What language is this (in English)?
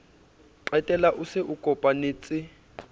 Southern Sotho